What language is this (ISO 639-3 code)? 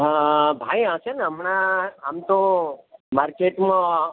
guj